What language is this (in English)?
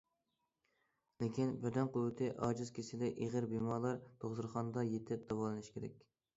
Uyghur